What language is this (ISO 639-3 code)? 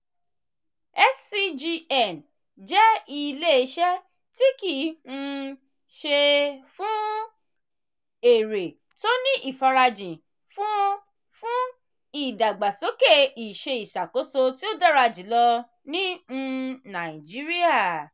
yor